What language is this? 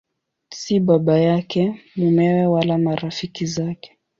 Swahili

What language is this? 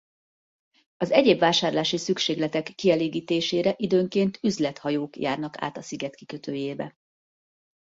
Hungarian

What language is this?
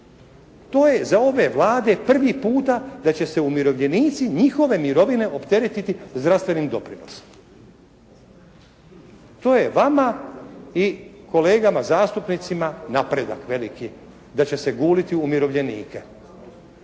Croatian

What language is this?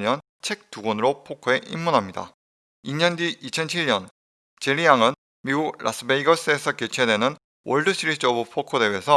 Korean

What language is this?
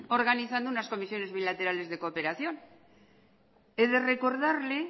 Spanish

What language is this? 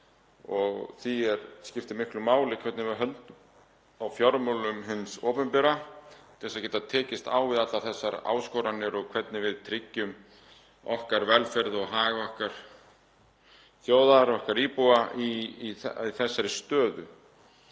Icelandic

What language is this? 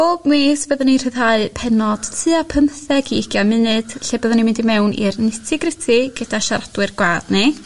Welsh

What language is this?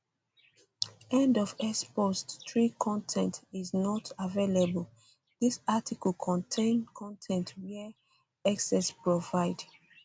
Nigerian Pidgin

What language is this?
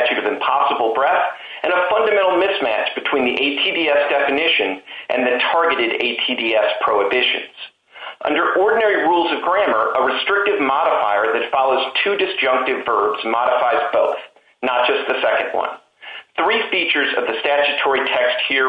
English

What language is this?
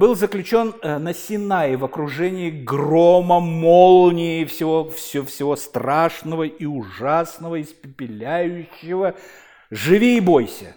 Russian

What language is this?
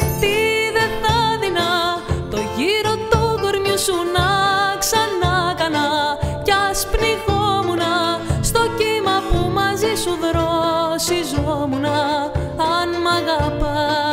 Greek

